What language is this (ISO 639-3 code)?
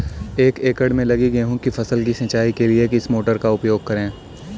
hin